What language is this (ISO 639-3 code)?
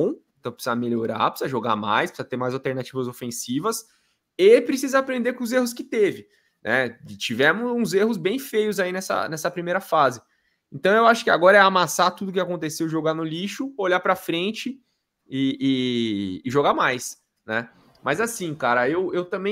por